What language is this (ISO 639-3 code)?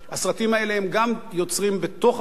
heb